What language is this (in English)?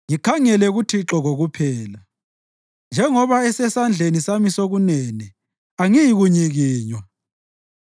North Ndebele